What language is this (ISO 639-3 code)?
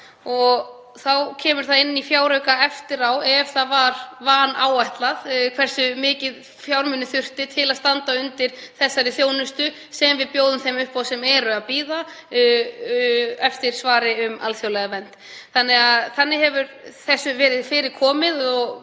isl